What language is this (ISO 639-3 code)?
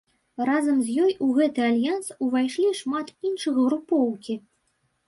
bel